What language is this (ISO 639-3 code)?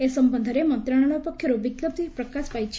ori